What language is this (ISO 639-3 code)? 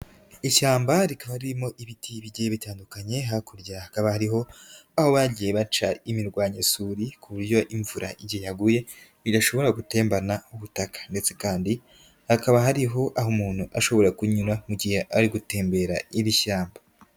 kin